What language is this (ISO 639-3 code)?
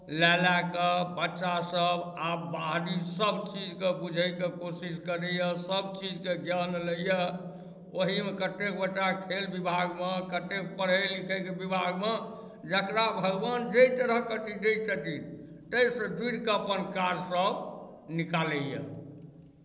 mai